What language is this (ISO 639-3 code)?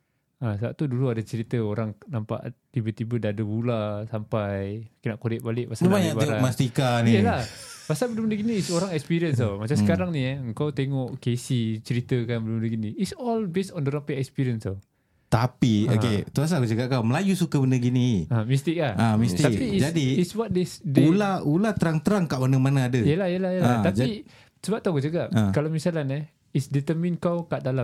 msa